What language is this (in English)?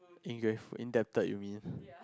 English